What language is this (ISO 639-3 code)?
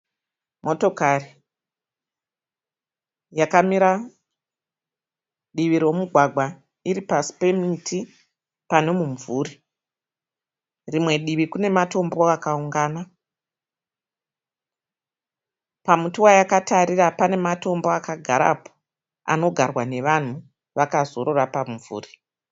sna